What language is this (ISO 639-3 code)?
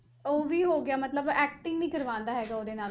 pan